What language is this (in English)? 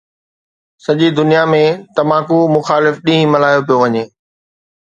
Sindhi